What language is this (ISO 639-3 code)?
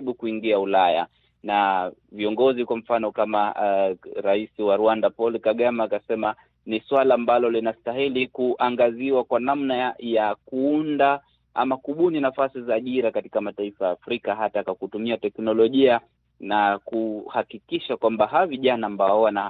swa